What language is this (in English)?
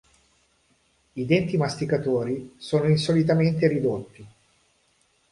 Italian